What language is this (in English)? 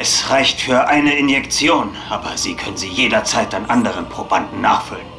German